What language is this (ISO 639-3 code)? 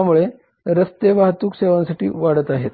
mar